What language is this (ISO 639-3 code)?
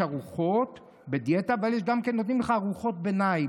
heb